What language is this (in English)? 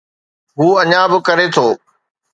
Sindhi